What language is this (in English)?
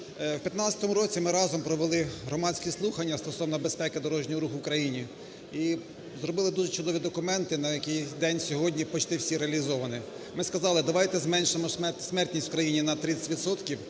Ukrainian